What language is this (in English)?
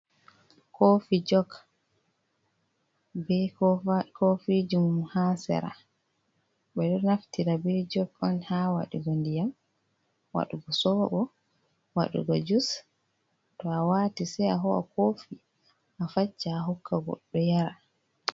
Fula